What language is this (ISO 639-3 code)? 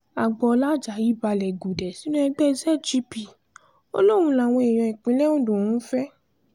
yor